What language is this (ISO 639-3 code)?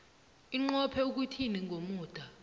nbl